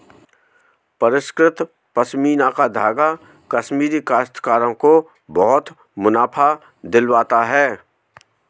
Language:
Hindi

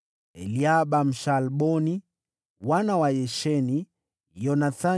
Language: Swahili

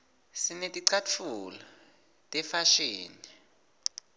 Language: Swati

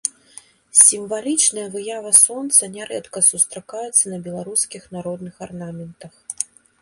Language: Belarusian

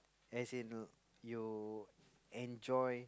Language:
English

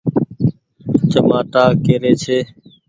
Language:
Goaria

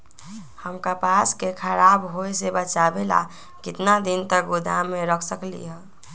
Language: Magahi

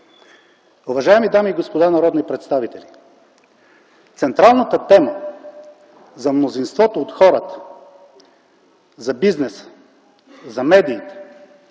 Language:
Bulgarian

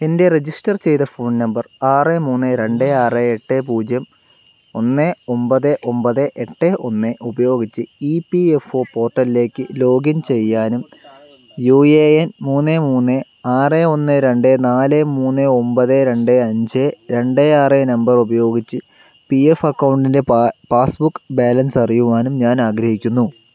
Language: Malayalam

